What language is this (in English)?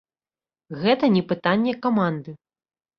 Belarusian